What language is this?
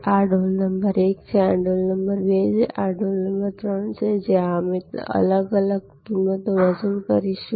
Gujarati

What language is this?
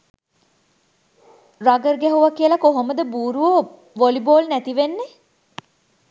Sinhala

